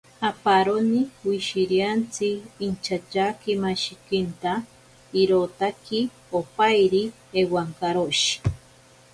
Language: Ashéninka Perené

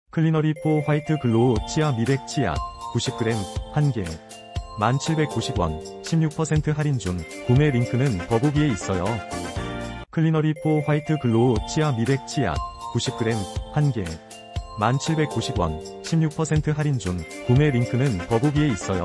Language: Korean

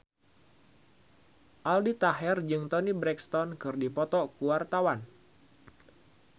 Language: Sundanese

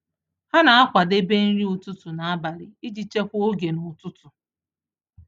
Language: Igbo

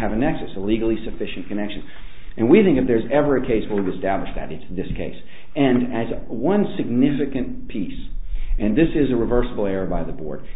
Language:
English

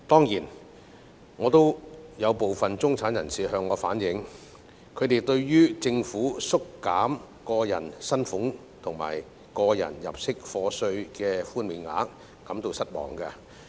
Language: Cantonese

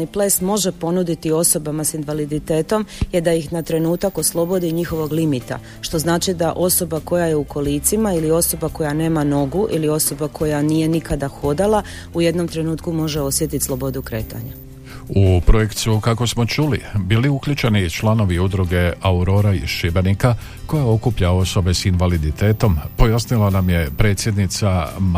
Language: Croatian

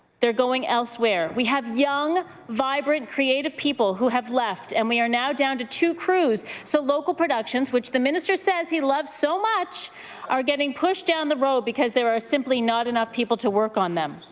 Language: English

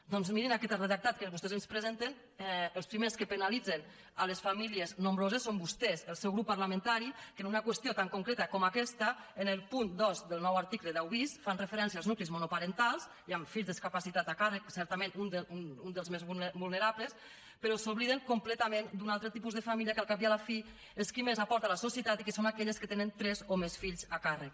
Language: Catalan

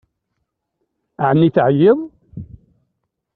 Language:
Kabyle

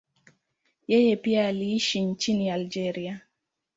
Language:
Swahili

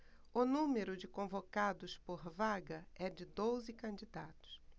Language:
Portuguese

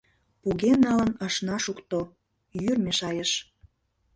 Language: Mari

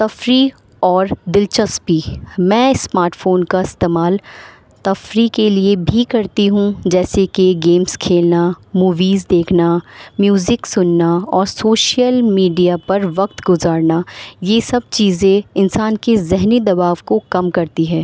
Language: Urdu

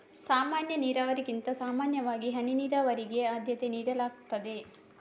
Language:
Kannada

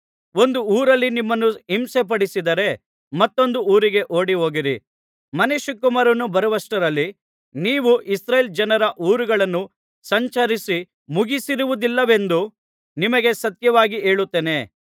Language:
Kannada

